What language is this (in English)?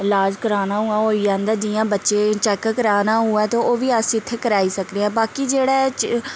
Dogri